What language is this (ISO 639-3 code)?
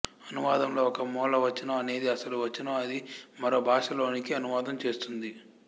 tel